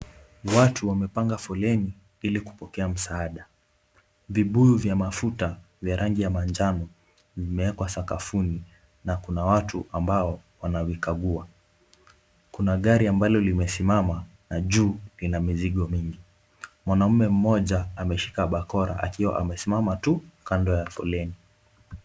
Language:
Swahili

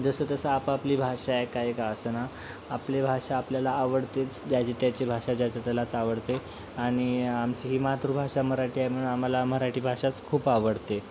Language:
Marathi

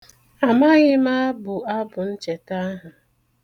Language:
Igbo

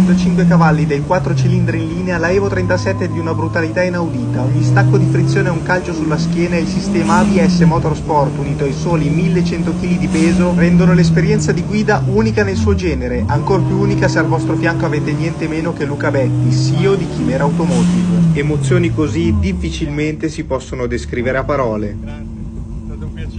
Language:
Italian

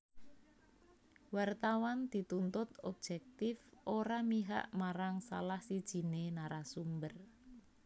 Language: Javanese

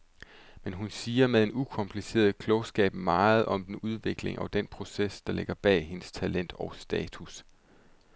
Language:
Danish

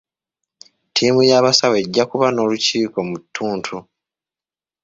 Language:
Ganda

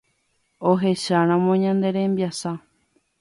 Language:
Guarani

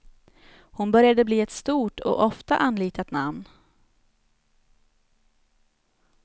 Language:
Swedish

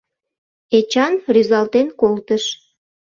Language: Mari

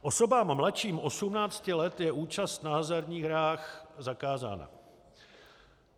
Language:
Czech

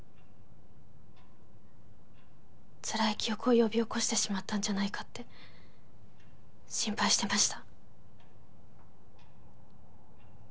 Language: Japanese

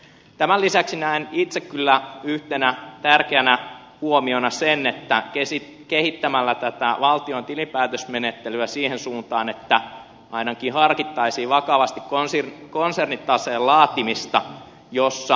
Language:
Finnish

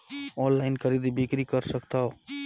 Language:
Chhattisgarhi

